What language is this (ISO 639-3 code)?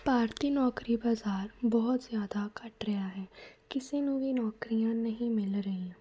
pan